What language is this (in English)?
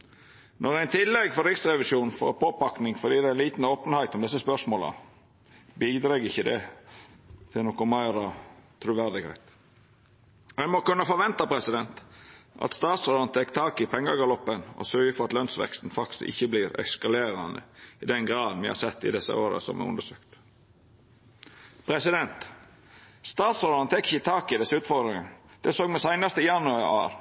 Norwegian Nynorsk